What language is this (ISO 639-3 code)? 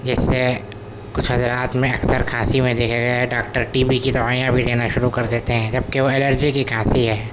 urd